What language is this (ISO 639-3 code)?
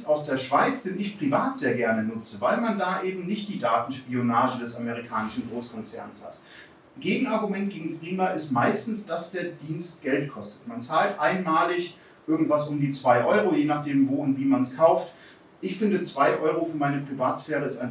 deu